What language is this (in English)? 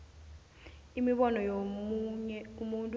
South Ndebele